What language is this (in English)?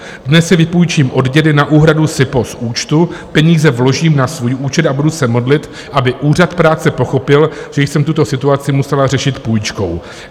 Czech